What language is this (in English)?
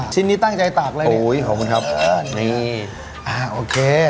Thai